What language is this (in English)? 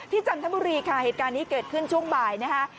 Thai